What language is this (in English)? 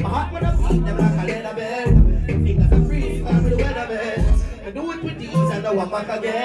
English